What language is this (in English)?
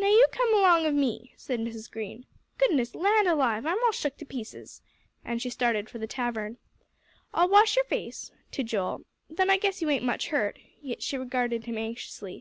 English